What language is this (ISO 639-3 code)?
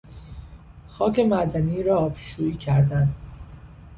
fas